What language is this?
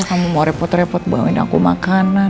Indonesian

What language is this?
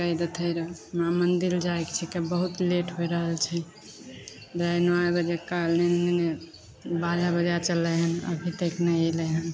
Maithili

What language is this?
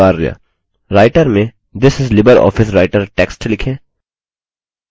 Hindi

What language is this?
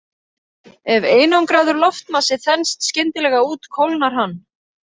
Icelandic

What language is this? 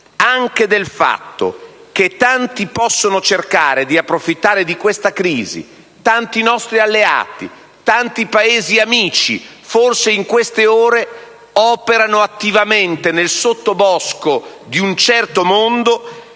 Italian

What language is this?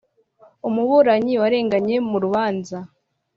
Kinyarwanda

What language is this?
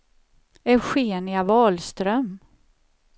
Swedish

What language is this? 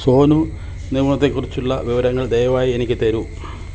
Malayalam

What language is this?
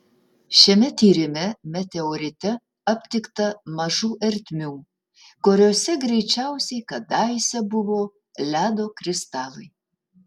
Lithuanian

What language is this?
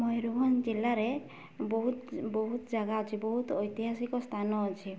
Odia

